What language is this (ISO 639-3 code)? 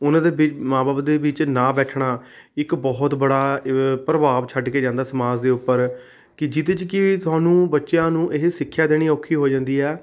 pan